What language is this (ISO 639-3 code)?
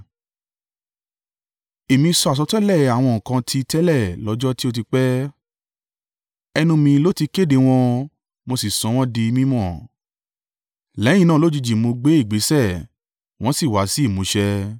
yor